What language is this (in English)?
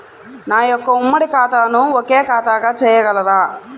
Telugu